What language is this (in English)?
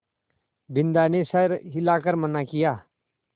Hindi